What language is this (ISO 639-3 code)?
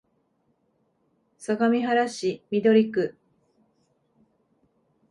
jpn